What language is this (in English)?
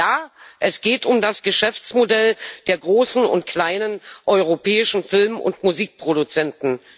German